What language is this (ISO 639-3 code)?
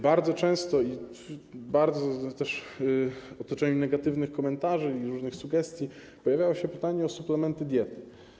pol